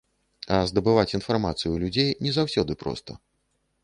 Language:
Belarusian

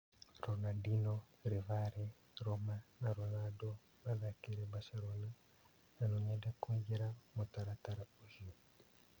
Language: Kikuyu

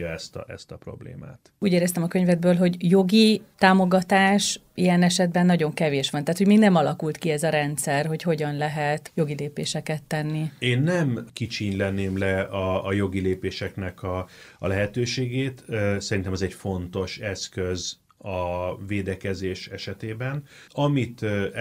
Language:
Hungarian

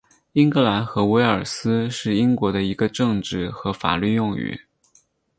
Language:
Chinese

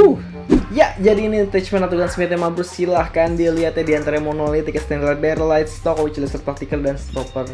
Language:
Indonesian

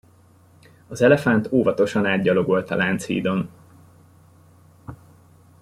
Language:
Hungarian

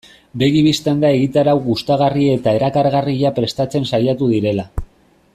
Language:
Basque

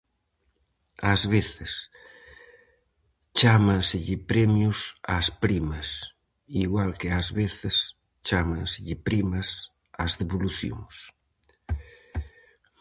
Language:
Galician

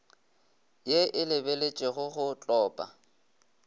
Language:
Northern Sotho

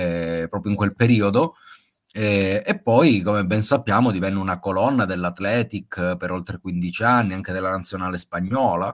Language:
Italian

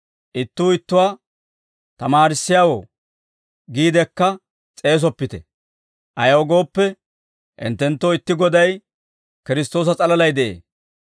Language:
Dawro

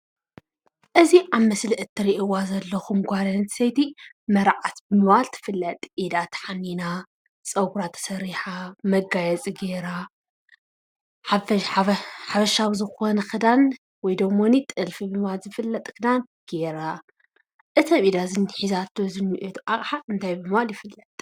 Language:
Tigrinya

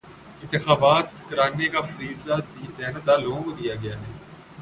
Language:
Urdu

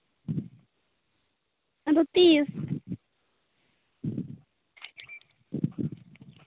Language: Santali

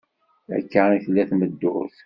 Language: Kabyle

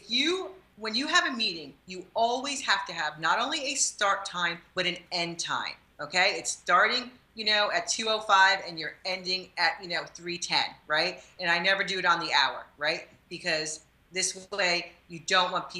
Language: English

